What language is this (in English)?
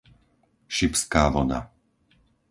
Slovak